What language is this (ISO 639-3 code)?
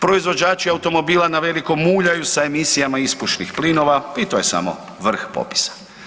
hrv